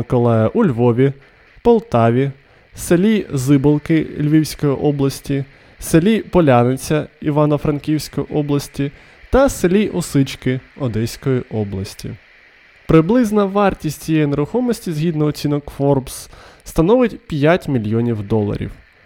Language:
Ukrainian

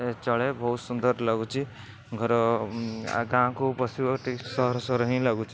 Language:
Odia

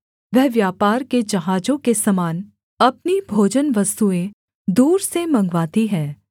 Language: Hindi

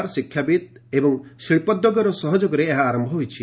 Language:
Odia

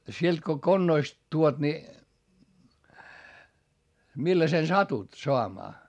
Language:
Finnish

